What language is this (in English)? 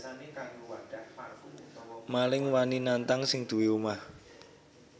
Javanese